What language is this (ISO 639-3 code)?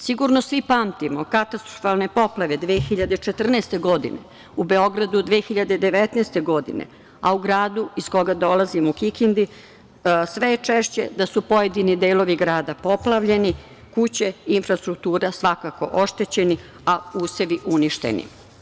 srp